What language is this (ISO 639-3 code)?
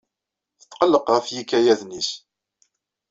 kab